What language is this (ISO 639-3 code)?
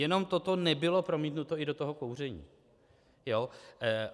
ces